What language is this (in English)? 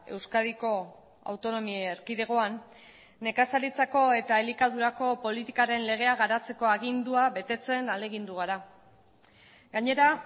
Basque